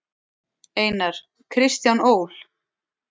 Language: Icelandic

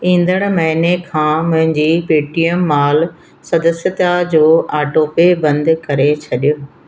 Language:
Sindhi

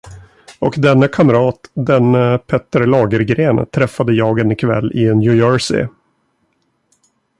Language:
Swedish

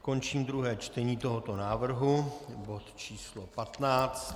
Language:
Czech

